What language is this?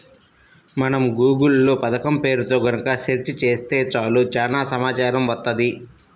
Telugu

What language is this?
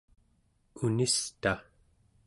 Central Yupik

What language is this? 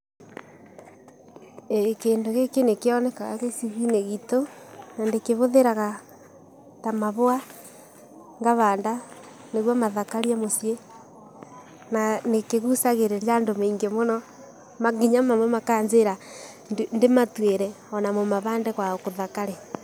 Kikuyu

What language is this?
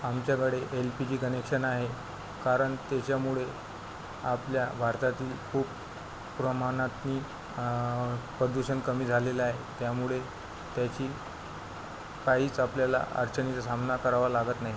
Marathi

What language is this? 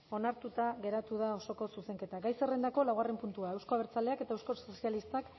Basque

